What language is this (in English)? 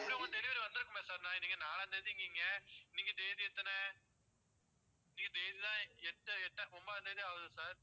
Tamil